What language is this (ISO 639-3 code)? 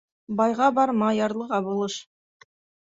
bak